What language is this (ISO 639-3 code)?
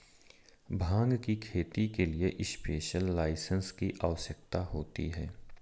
hin